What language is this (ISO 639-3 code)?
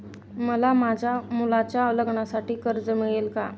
mar